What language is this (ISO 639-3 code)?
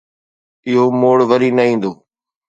snd